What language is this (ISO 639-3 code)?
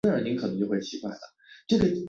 zho